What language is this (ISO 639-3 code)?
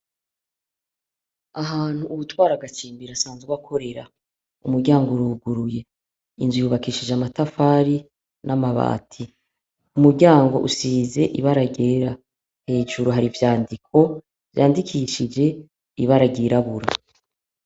run